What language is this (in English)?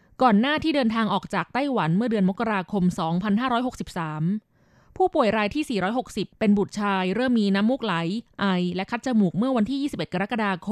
Thai